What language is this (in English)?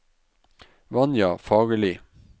Norwegian